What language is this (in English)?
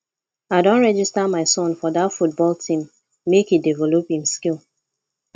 Nigerian Pidgin